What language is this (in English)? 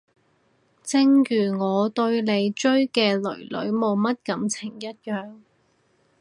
Cantonese